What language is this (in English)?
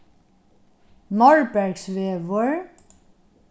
Faroese